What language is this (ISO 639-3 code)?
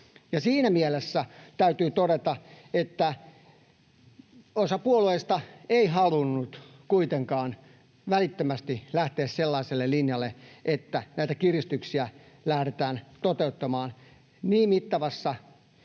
fin